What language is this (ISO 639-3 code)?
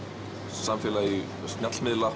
isl